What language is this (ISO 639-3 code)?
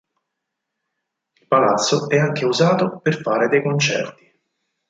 ita